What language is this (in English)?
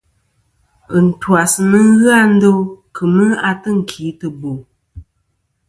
Kom